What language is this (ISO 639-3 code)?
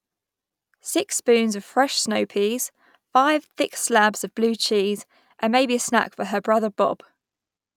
eng